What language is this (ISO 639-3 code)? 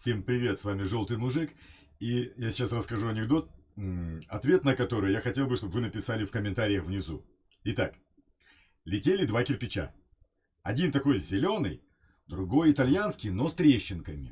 rus